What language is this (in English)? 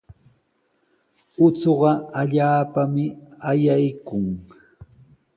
Sihuas Ancash Quechua